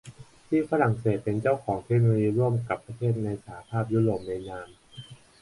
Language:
Thai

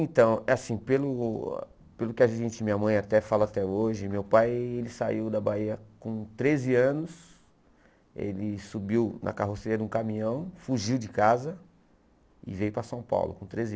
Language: Portuguese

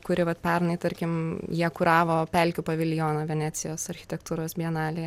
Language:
Lithuanian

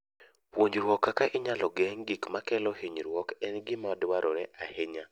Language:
Luo (Kenya and Tanzania)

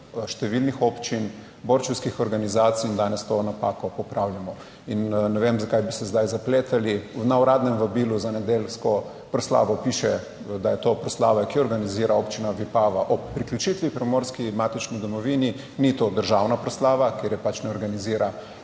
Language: Slovenian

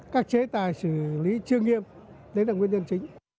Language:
Vietnamese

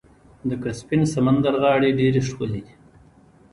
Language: Pashto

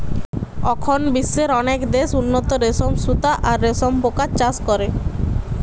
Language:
Bangla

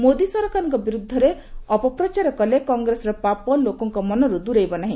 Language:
Odia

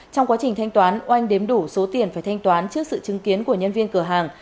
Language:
Vietnamese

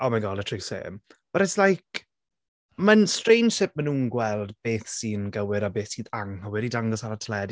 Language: Welsh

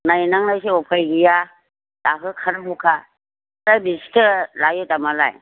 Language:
Bodo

